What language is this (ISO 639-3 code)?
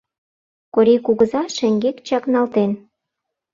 chm